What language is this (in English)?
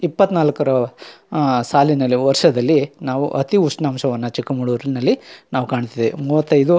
Kannada